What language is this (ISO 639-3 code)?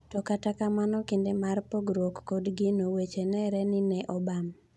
luo